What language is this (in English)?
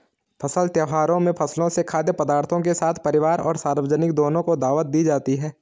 Hindi